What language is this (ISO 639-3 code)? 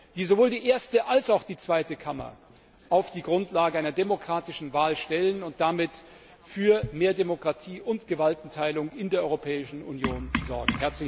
deu